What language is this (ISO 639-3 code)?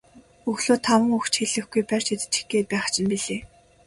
mon